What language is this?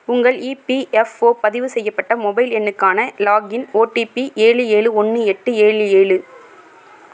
Tamil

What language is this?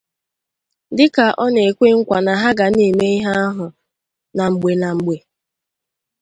Igbo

